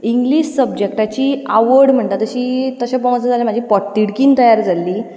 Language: Konkani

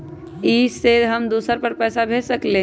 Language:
Magahi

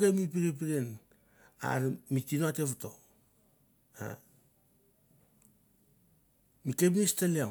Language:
Mandara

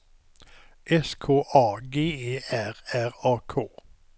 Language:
Swedish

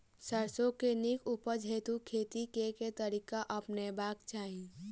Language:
Maithili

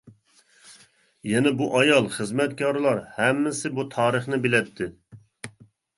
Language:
Uyghur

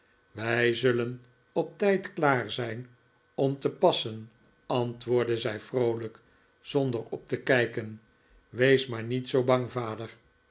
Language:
Dutch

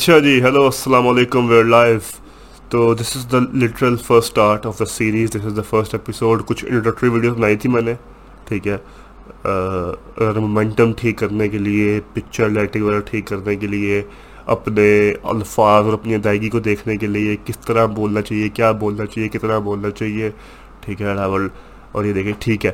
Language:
Urdu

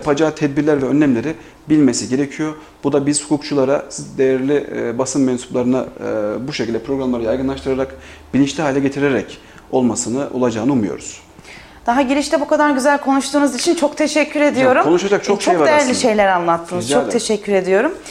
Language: Turkish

